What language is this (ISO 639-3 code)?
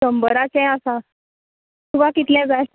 kok